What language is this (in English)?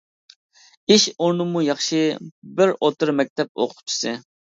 Uyghur